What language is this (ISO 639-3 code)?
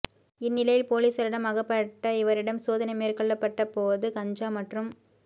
tam